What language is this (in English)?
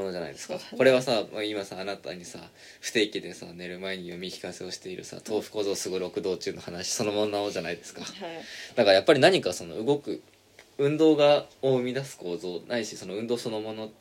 Japanese